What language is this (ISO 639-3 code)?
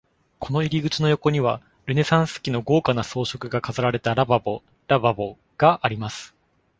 jpn